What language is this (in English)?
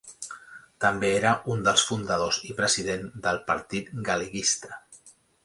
Catalan